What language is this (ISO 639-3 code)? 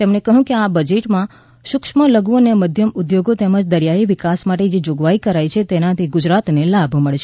guj